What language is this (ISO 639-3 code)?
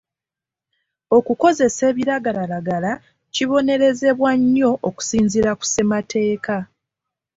lug